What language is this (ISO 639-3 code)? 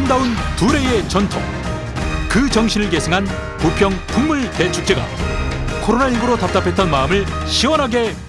kor